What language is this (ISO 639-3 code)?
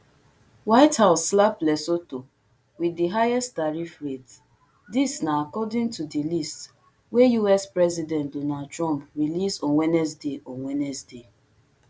pcm